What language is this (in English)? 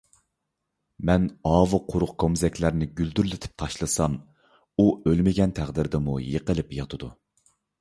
Uyghur